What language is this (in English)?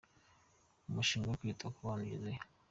Kinyarwanda